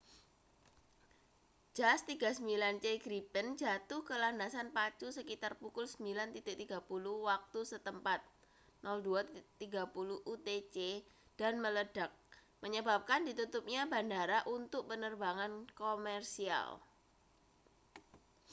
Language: Indonesian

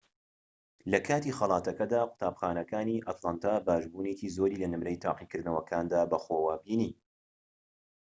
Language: Central Kurdish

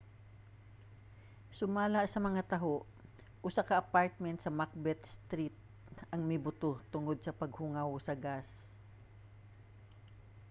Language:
Cebuano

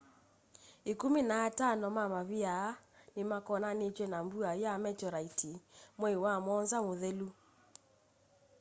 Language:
Kamba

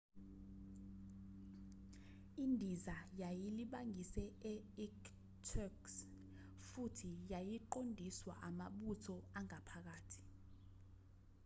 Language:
Zulu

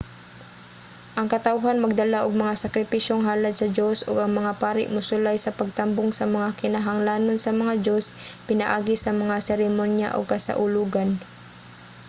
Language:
Cebuano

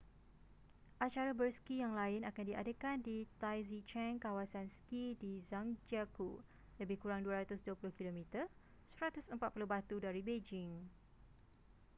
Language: Malay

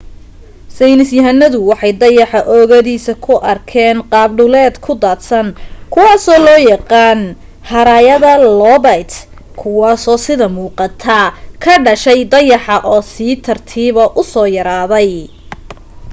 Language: Somali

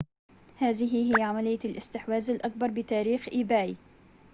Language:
Arabic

